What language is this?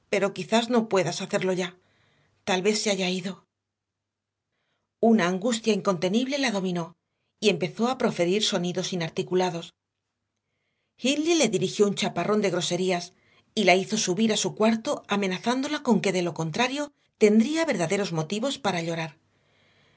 Spanish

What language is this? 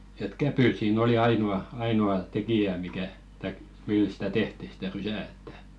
Finnish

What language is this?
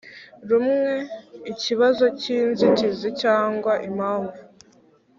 Kinyarwanda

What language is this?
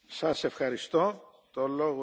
German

